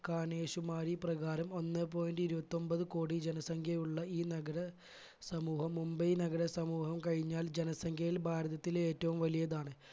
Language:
Malayalam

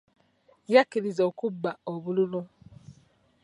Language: Ganda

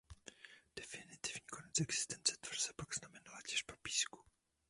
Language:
Czech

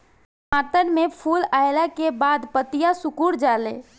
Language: Bhojpuri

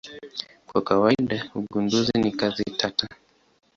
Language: Swahili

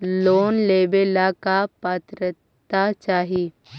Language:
Magahi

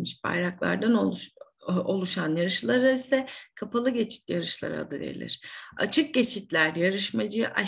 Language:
Turkish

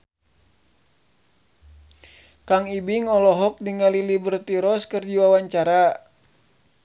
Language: Sundanese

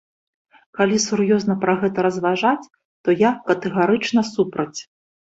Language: Belarusian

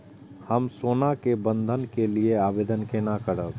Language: Maithili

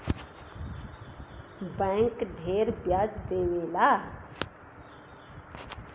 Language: Bhojpuri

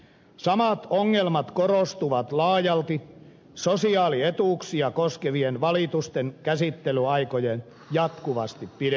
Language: Finnish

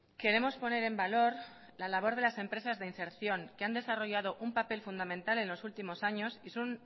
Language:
Spanish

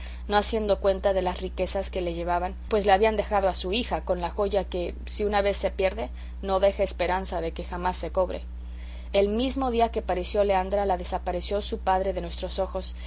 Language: Spanish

